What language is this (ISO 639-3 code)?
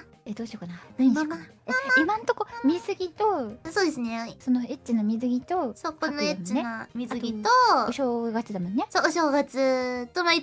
jpn